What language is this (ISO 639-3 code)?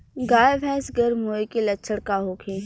bho